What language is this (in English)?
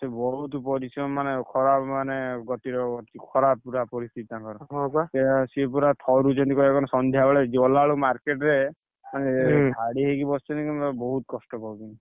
Odia